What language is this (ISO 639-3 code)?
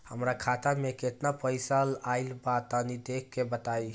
bho